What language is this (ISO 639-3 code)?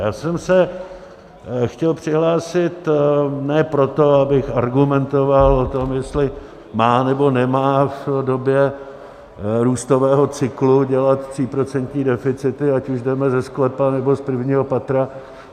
ces